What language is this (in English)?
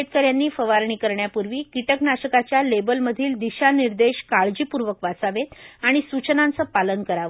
Marathi